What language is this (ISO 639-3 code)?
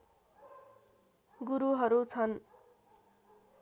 nep